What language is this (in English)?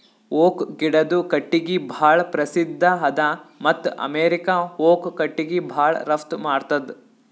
Kannada